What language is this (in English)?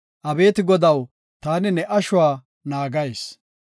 Gofa